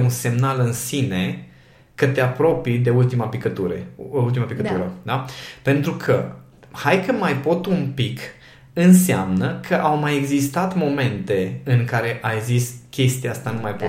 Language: Romanian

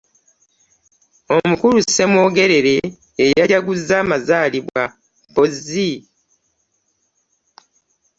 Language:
Ganda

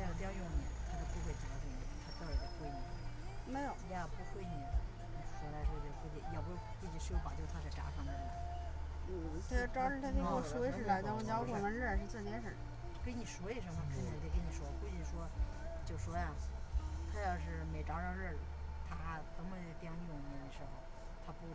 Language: Chinese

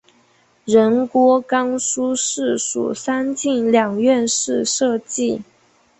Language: Chinese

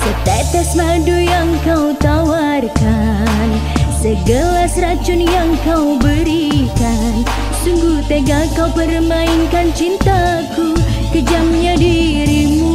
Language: Indonesian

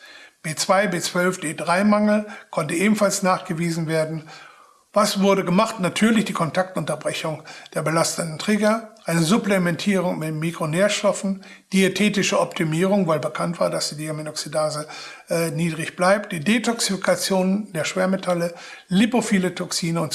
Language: German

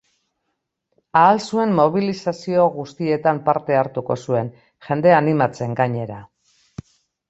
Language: Basque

